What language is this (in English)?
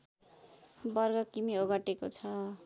Nepali